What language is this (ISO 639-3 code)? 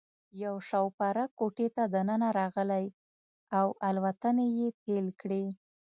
pus